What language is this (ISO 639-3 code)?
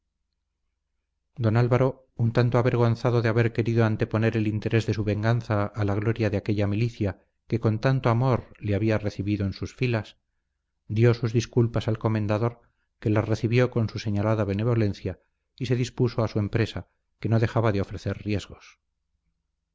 spa